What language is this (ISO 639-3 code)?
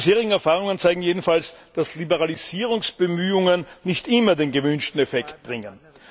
deu